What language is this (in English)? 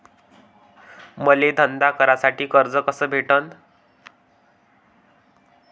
Marathi